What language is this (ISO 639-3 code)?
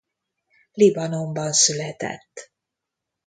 hun